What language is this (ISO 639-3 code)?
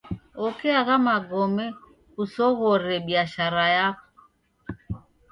dav